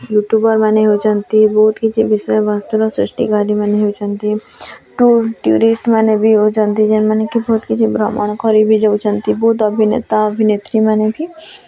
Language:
Odia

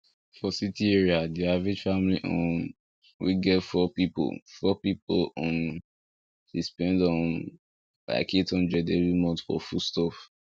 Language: Nigerian Pidgin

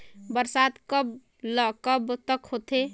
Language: Chhattisgarhi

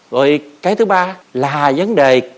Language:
Vietnamese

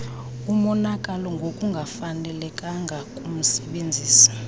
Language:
Xhosa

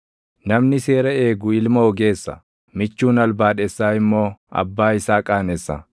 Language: Oromo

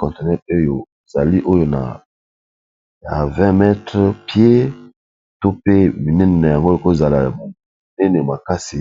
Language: Lingala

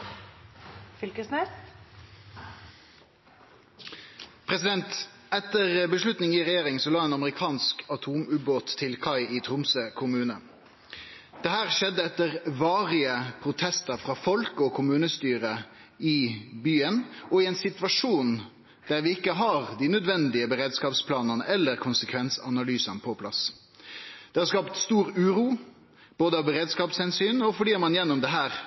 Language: Norwegian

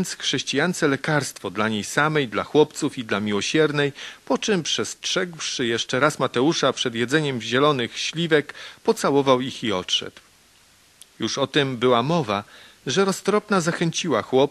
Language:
Polish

